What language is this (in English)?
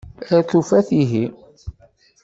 Kabyle